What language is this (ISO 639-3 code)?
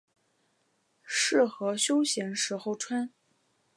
zho